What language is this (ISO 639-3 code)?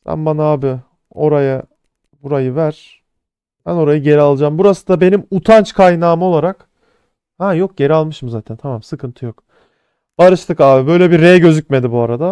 tur